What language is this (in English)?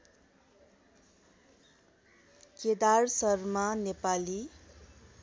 Nepali